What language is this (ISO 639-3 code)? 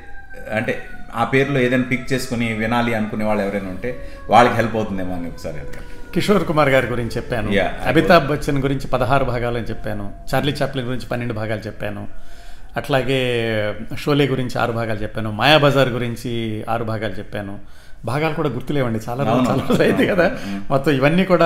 tel